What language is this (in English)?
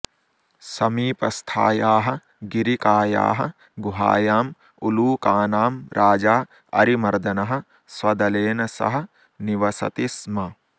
Sanskrit